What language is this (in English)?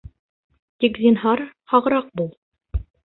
Bashkir